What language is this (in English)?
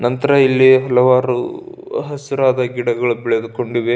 Kannada